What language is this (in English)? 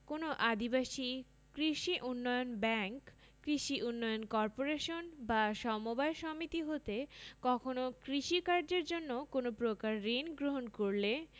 Bangla